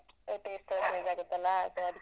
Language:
Kannada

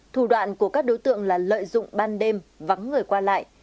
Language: Vietnamese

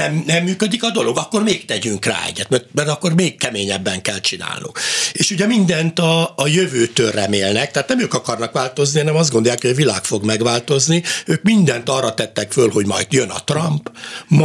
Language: Hungarian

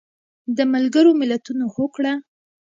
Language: Pashto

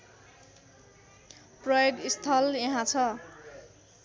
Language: Nepali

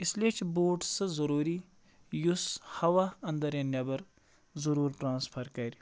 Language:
Kashmiri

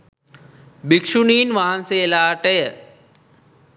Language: Sinhala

